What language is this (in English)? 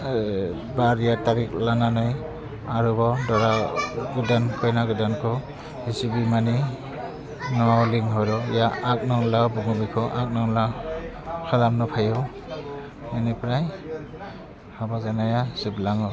Bodo